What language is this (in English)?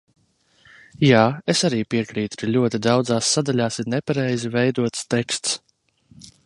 Latvian